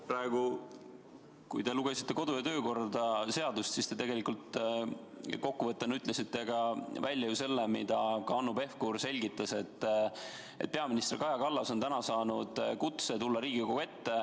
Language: Estonian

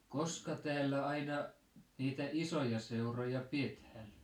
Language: Finnish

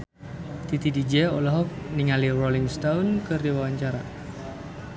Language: Sundanese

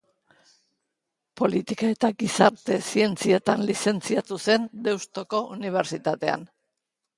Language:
Basque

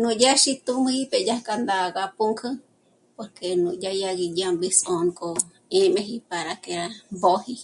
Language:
Michoacán Mazahua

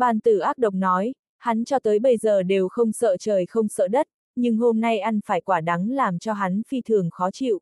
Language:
Vietnamese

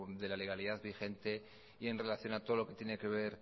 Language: Spanish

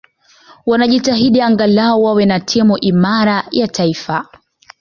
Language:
Swahili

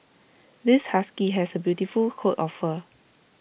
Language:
English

